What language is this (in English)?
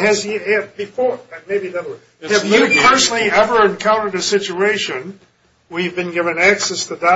English